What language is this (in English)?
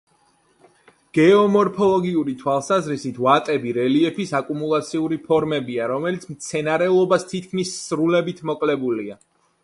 Georgian